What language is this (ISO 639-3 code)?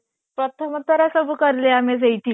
ori